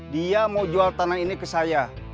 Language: Indonesian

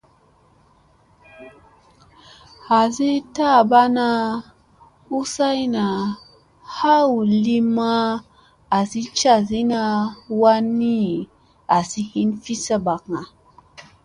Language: Musey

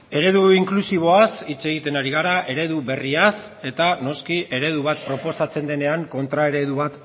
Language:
Basque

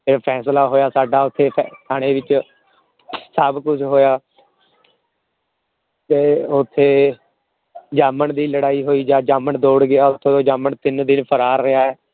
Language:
Punjabi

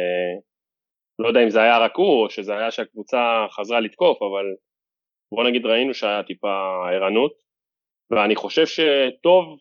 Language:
Hebrew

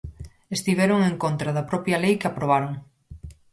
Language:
Galician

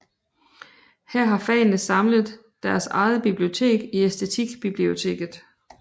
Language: Danish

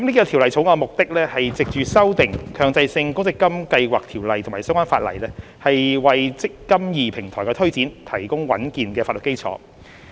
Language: Cantonese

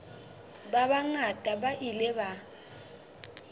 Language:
Southern Sotho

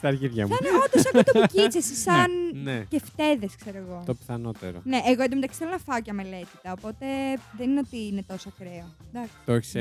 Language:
Greek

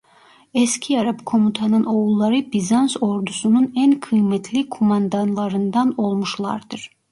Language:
Turkish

